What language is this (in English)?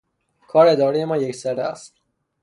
Persian